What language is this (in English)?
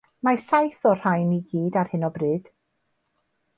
Welsh